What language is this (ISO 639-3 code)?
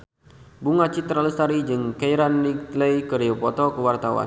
sun